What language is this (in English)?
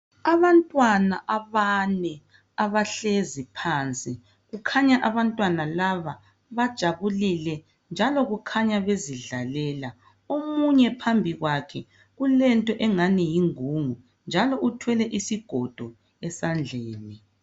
North Ndebele